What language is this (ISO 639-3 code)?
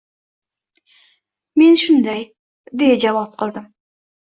uzb